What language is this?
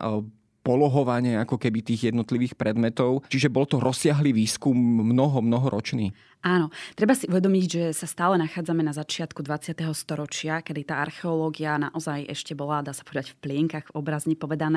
Slovak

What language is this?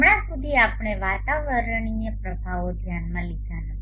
Gujarati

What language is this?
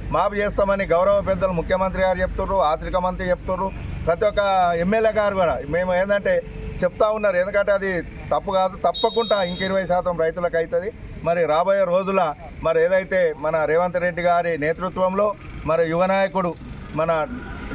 Telugu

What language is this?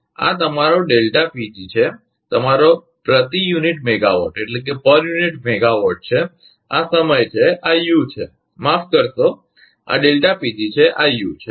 Gujarati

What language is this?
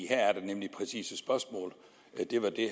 Danish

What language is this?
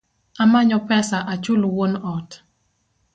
Luo (Kenya and Tanzania)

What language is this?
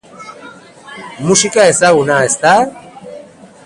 Basque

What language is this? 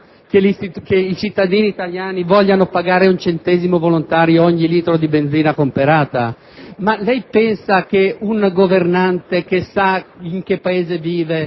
Italian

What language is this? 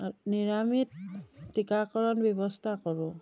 Assamese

